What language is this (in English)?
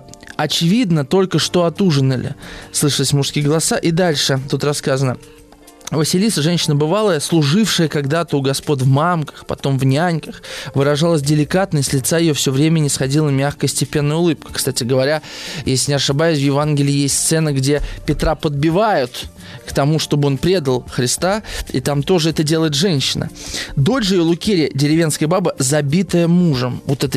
Russian